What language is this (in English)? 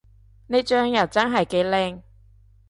Cantonese